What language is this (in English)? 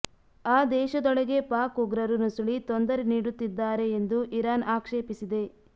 Kannada